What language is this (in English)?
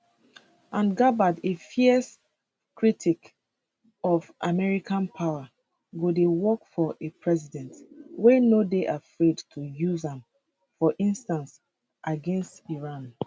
Nigerian Pidgin